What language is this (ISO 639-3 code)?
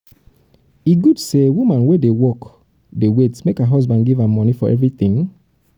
pcm